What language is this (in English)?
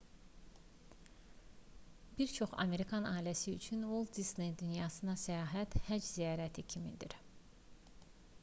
Azerbaijani